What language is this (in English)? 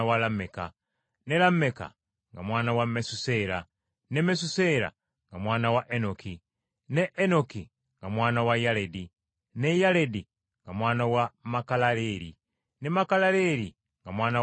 Ganda